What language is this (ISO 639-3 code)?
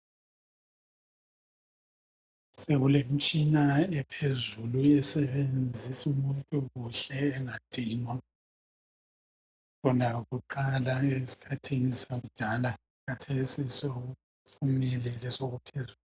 nde